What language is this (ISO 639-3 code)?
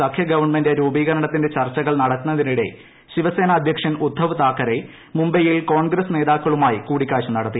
mal